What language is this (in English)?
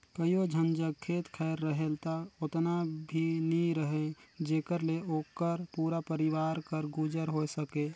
Chhattisgarhi